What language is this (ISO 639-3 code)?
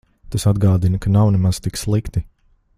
lav